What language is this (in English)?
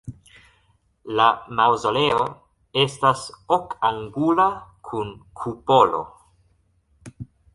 Esperanto